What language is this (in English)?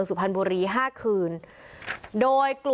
Thai